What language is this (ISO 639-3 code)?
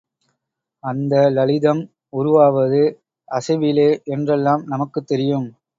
tam